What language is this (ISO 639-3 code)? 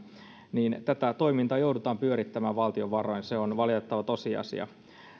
fin